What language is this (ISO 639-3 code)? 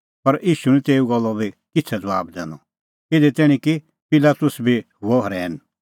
kfx